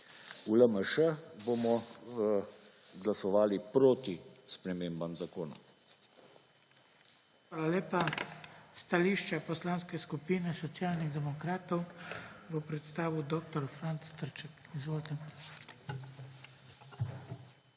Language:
Slovenian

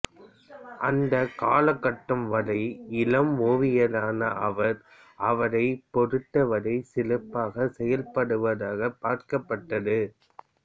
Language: Tamil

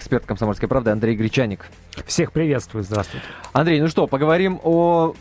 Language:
Russian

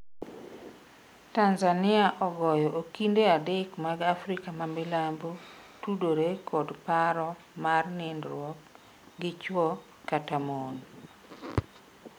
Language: Luo (Kenya and Tanzania)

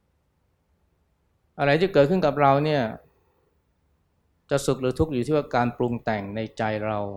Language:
Thai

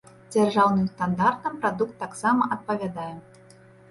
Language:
Belarusian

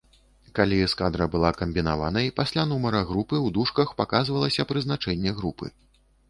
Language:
Belarusian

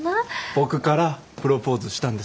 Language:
Japanese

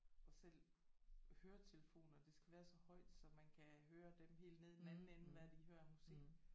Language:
Danish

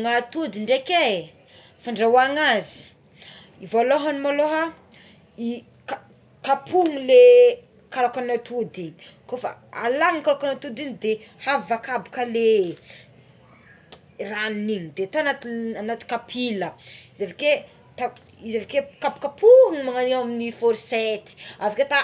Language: Tsimihety Malagasy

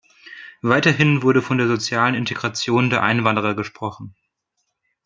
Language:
German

